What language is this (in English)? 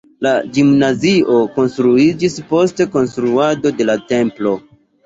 Esperanto